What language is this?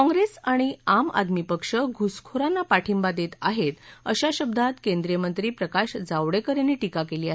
Marathi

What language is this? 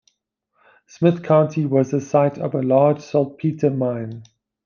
English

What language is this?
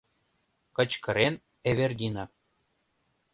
Mari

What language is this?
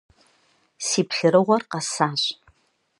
Kabardian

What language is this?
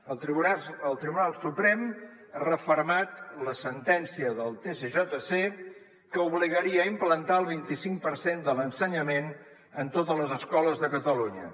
Catalan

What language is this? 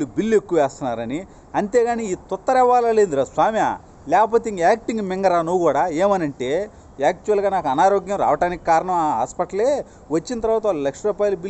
Hindi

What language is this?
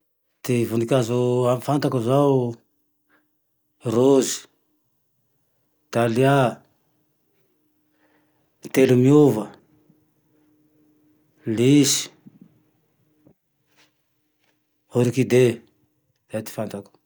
Tandroy-Mahafaly Malagasy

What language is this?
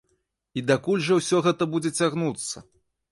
Belarusian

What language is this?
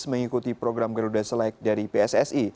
Indonesian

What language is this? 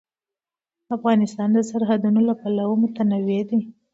Pashto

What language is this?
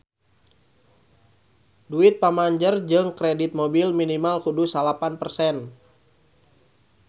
Sundanese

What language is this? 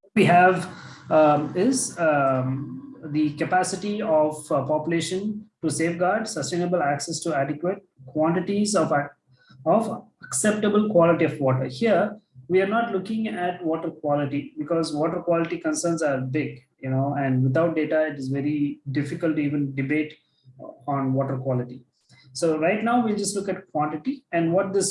English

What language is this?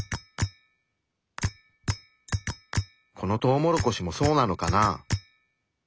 Japanese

